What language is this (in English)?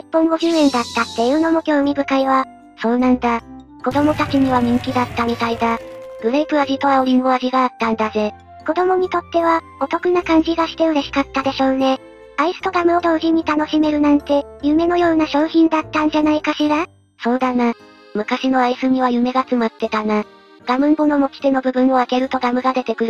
Japanese